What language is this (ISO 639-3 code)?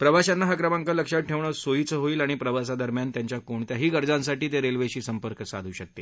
mar